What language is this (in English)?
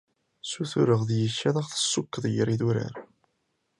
Kabyle